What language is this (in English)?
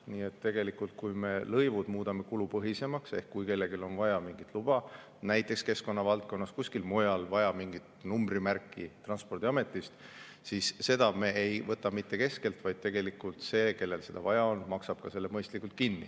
Estonian